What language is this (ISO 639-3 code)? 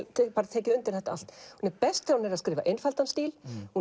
isl